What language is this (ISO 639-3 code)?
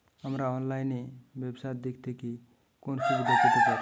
ben